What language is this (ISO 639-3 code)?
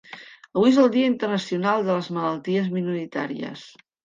cat